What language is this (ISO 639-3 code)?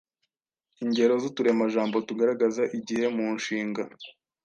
kin